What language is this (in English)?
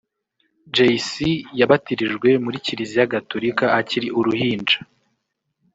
Kinyarwanda